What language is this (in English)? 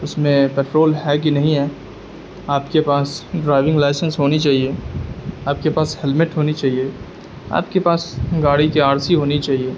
Urdu